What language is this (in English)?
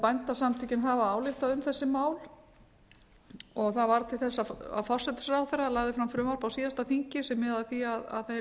Icelandic